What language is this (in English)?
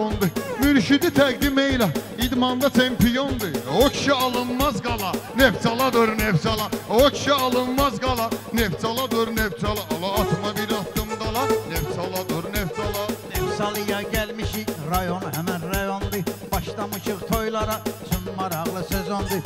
Turkish